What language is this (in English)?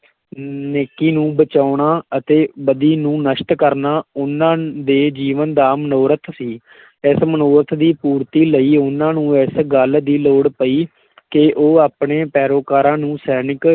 Punjabi